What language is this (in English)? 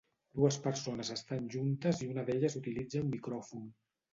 Catalan